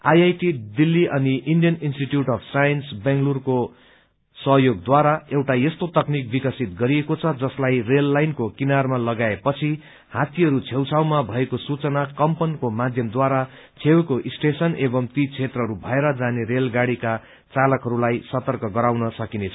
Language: Nepali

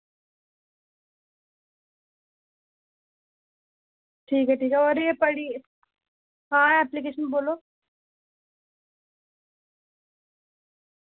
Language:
Dogri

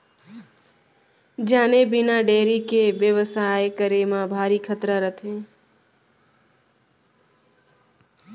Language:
Chhattisgarhi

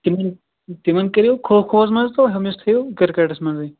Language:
Kashmiri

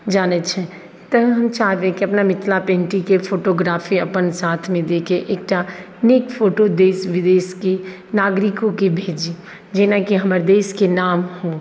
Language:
Maithili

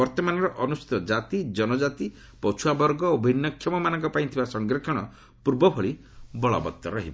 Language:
Odia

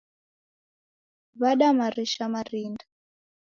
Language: Taita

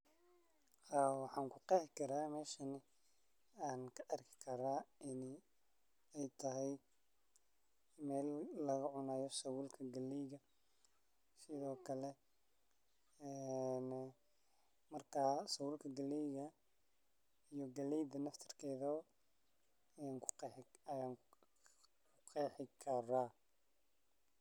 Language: Somali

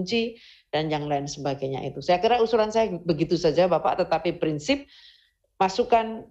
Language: Indonesian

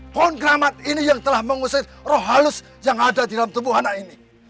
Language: Indonesian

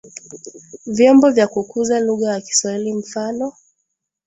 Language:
Swahili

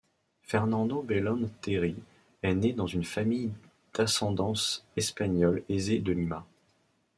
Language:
French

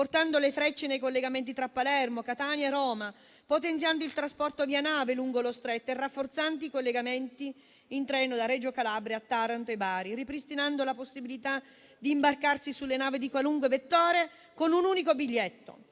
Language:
Italian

